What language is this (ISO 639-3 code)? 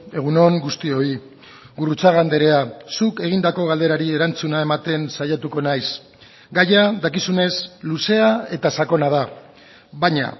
eus